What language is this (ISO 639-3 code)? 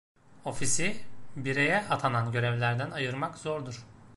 tur